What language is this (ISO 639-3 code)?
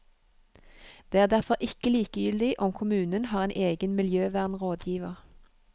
nor